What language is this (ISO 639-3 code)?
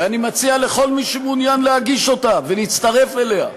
heb